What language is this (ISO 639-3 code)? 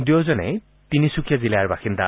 asm